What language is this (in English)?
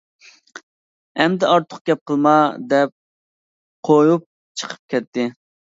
Uyghur